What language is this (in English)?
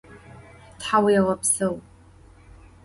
Adyghe